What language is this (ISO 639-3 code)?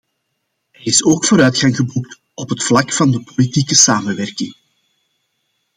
nld